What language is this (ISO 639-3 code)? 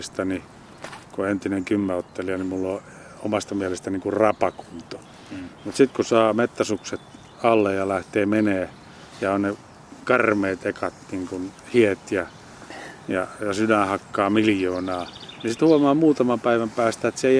fin